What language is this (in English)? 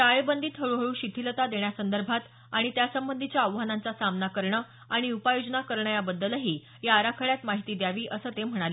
Marathi